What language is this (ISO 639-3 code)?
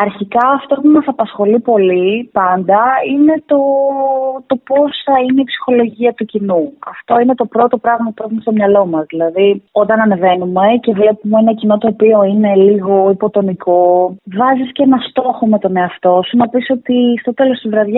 ell